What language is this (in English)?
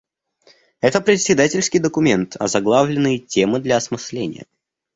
Russian